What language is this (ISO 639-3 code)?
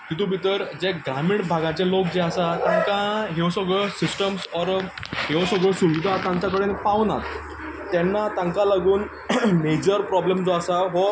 kok